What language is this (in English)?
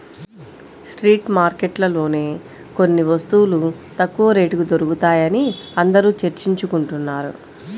Telugu